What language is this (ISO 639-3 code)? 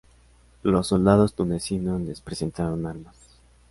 spa